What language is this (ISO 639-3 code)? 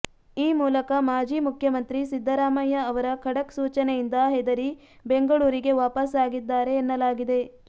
kan